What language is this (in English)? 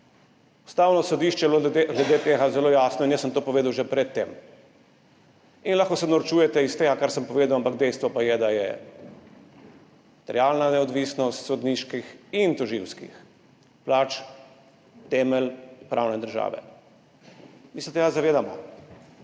Slovenian